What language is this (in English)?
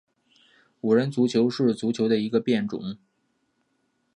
Chinese